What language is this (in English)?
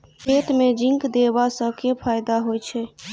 Maithili